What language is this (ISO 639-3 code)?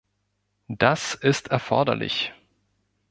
deu